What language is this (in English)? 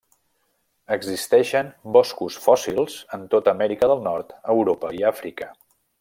Catalan